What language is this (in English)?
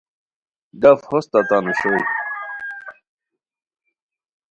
Khowar